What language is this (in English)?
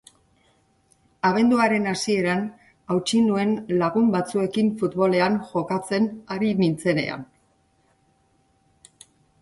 Basque